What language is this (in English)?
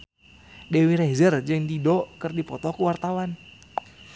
Sundanese